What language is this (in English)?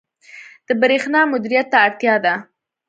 Pashto